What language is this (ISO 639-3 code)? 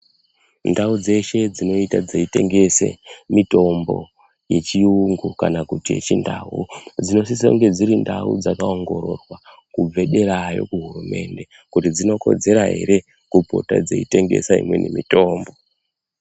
ndc